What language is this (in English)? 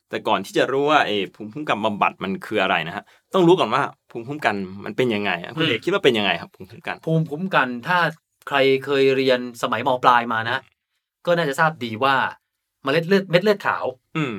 Thai